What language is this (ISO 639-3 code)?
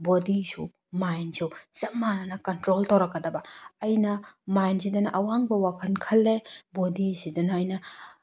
mni